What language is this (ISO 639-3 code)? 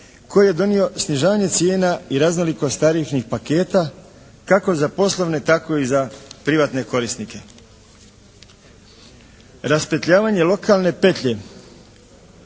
hrv